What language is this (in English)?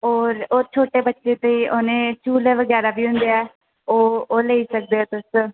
Dogri